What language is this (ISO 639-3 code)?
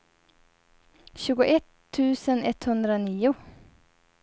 swe